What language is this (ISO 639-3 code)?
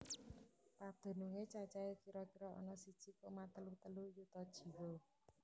jav